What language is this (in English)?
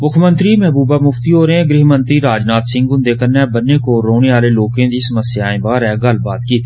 Dogri